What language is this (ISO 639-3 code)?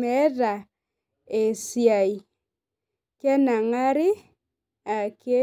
mas